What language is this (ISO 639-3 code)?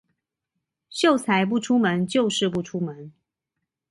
zho